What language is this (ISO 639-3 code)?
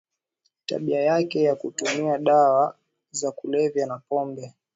swa